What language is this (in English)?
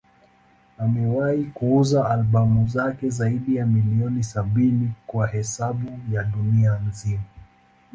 Swahili